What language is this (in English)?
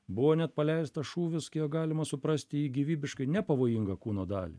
Lithuanian